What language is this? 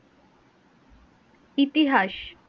Bangla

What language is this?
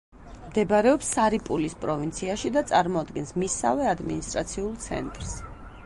Georgian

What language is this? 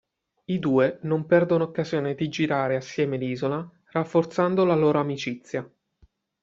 Italian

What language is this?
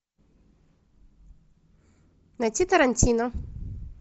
Russian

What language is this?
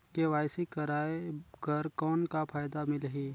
Chhattisgarhi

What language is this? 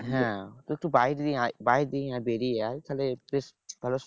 Bangla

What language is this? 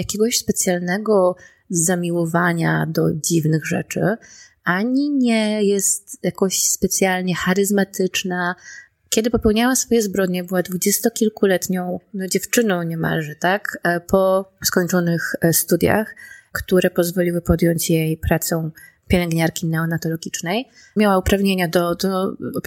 Polish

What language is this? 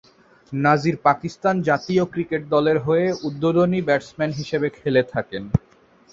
Bangla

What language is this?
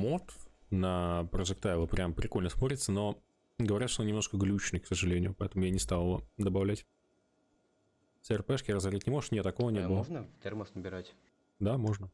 Russian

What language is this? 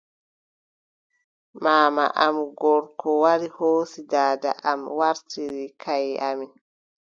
Adamawa Fulfulde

